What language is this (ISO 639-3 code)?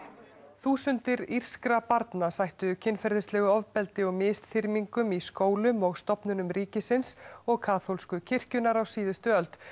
isl